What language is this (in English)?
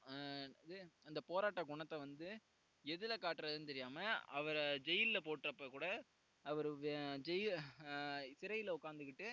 Tamil